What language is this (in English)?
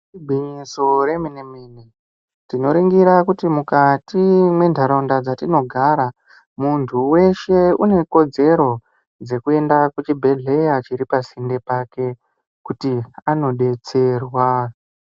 Ndau